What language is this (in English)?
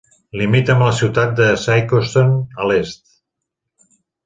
Catalan